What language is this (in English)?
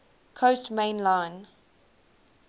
English